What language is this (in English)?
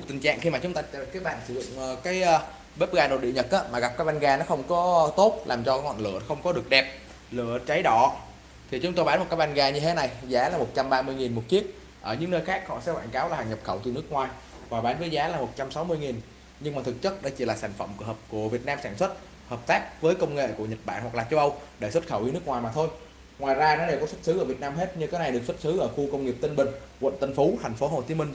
Vietnamese